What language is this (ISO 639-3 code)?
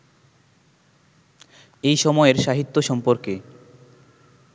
ben